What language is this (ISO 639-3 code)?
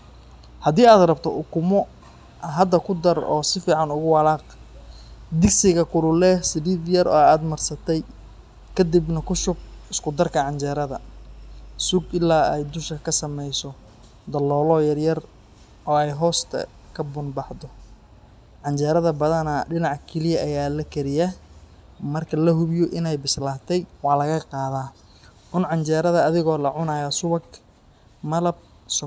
som